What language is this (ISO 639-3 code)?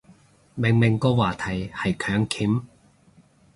yue